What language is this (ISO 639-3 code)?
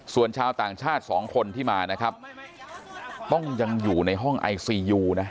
tha